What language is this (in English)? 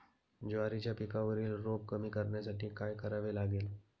Marathi